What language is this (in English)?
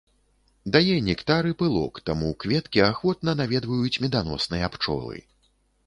Belarusian